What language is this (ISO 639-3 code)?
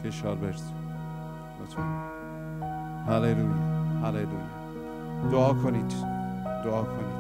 fas